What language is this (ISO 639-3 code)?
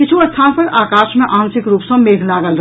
mai